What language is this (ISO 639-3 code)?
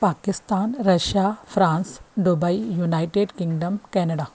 snd